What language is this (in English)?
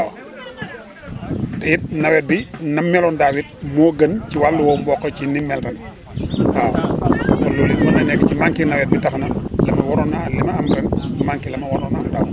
Wolof